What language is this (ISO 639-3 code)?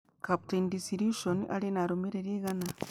kik